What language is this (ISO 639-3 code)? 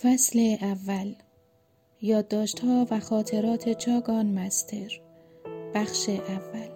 fas